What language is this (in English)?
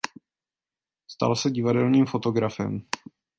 Czech